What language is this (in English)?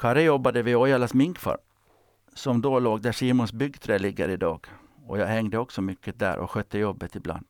Swedish